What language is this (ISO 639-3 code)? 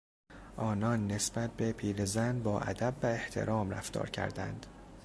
fas